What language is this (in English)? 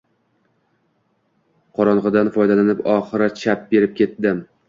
Uzbek